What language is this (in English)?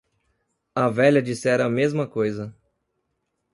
Portuguese